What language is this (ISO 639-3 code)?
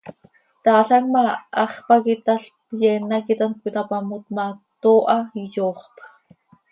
sei